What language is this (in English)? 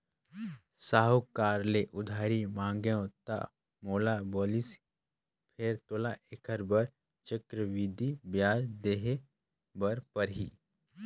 Chhattisgarhi